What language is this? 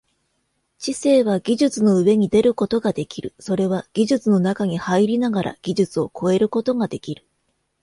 Japanese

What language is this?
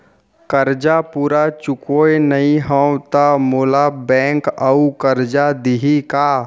Chhattisgarhi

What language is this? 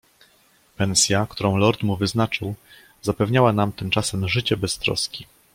Polish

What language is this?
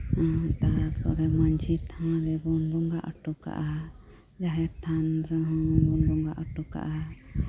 Santali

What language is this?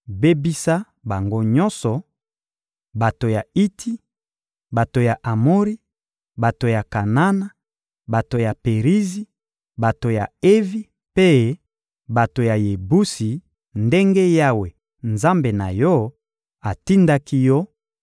Lingala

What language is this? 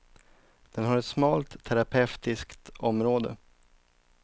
Swedish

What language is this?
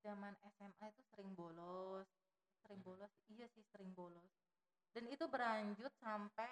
Indonesian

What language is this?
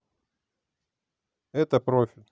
Russian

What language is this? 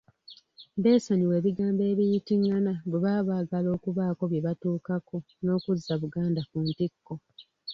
Ganda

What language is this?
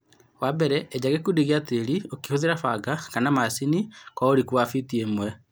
Kikuyu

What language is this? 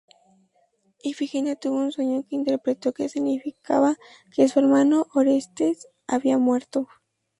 Spanish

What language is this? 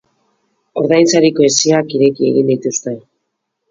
Basque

